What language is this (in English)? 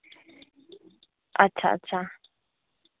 Dogri